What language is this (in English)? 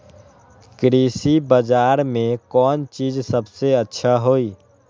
Magahi